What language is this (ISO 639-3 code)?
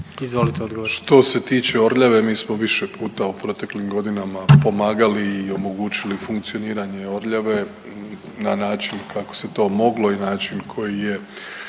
hrv